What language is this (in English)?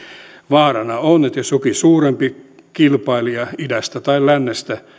Finnish